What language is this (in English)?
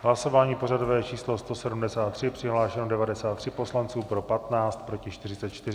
Czech